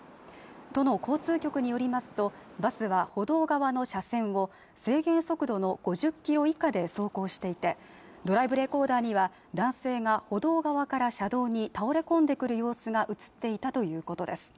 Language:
Japanese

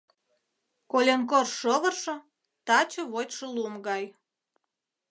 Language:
Mari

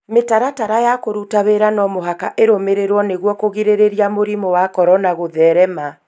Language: Kikuyu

